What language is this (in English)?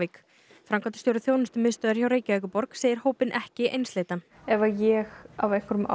Icelandic